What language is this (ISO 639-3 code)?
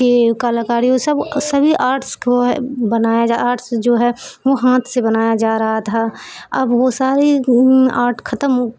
urd